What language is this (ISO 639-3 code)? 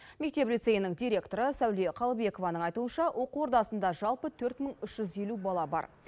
kaz